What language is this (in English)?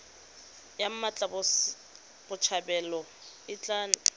Tswana